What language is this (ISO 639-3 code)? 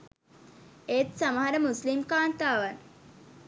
sin